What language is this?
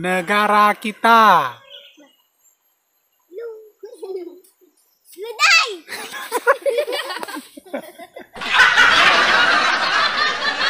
Indonesian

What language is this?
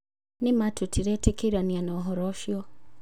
Kikuyu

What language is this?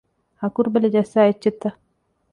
Divehi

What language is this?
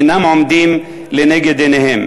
Hebrew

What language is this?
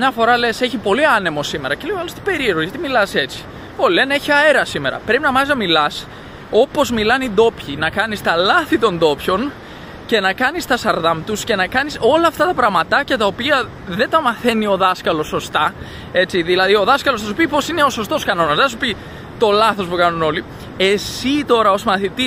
Greek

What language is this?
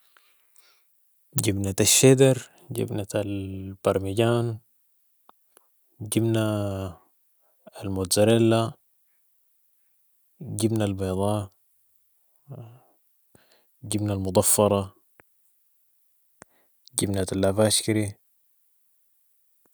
Sudanese Arabic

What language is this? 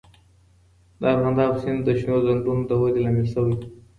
Pashto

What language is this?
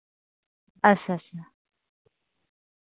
Dogri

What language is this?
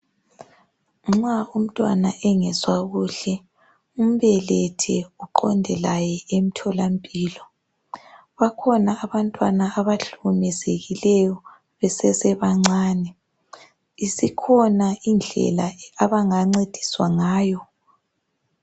North Ndebele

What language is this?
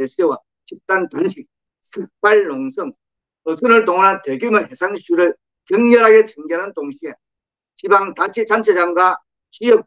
Korean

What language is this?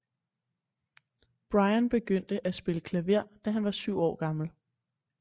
Danish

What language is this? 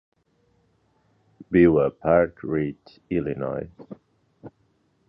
Catalan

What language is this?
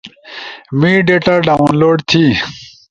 Ushojo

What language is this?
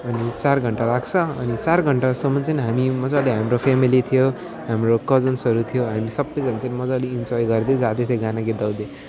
Nepali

